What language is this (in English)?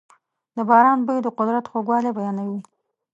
Pashto